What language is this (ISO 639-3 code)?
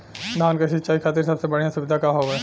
bho